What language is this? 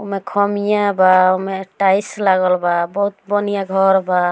Bhojpuri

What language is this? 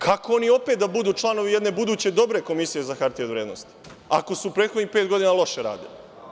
Serbian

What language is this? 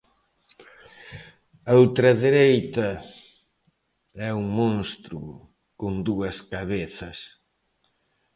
Galician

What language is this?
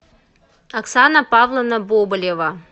Russian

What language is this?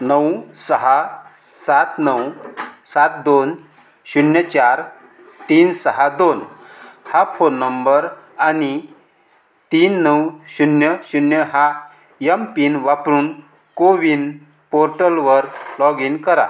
Marathi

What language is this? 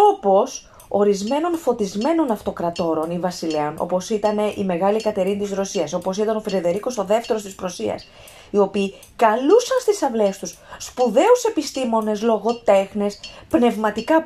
Greek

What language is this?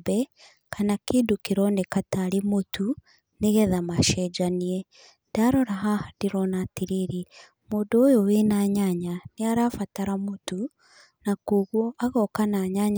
Kikuyu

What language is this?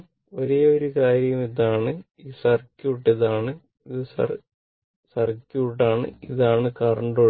Malayalam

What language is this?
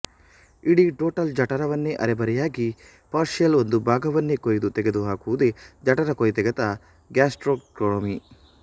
Kannada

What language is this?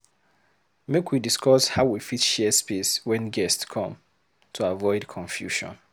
Nigerian Pidgin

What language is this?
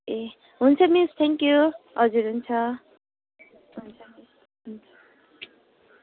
Nepali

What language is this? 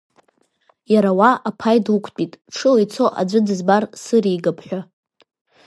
Abkhazian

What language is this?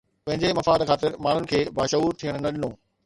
Sindhi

